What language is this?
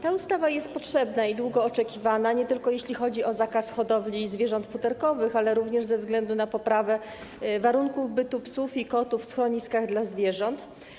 Polish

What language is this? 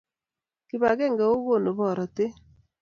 Kalenjin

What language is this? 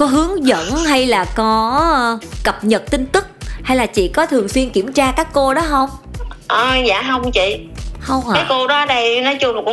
Vietnamese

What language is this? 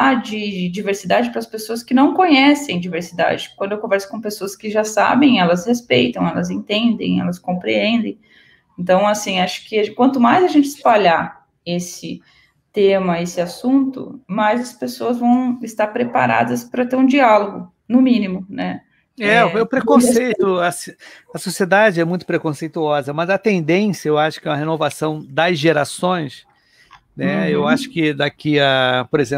Portuguese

